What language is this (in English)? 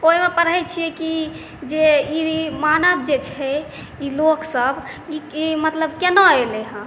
Maithili